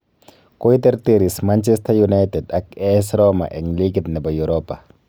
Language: Kalenjin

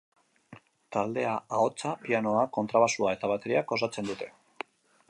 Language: Basque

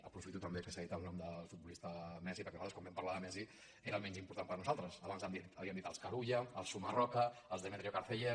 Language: Catalan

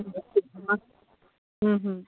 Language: Manipuri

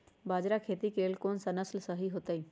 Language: Magahi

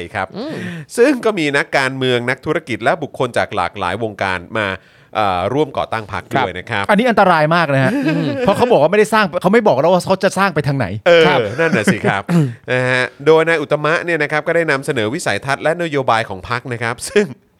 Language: Thai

